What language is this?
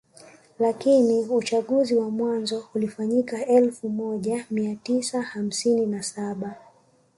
Swahili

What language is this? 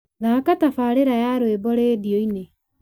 Kikuyu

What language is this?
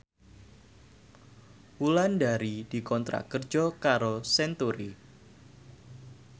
Javanese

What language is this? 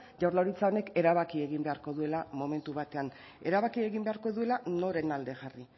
Basque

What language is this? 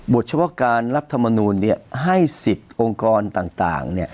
Thai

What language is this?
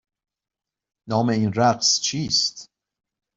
Persian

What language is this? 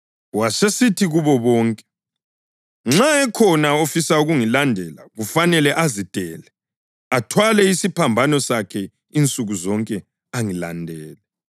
North Ndebele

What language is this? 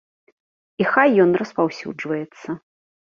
Belarusian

